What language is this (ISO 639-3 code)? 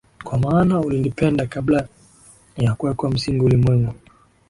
swa